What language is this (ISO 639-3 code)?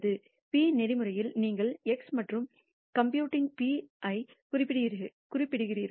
tam